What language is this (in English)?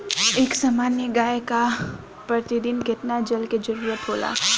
Bhojpuri